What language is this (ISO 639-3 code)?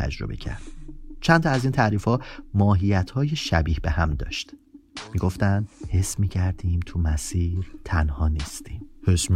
fas